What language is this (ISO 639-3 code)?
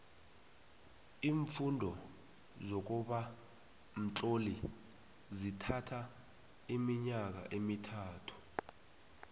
nbl